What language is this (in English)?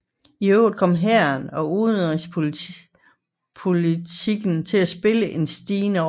Danish